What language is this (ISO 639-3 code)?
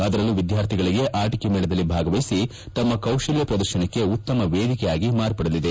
kan